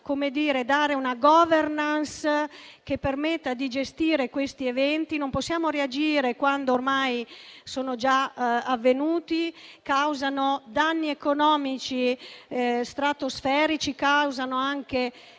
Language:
Italian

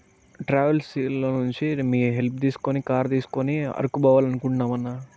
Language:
Telugu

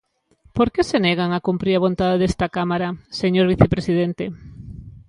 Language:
Galician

